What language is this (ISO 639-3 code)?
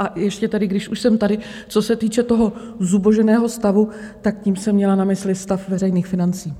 ces